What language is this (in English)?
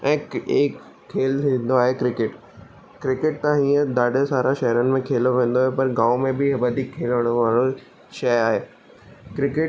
Sindhi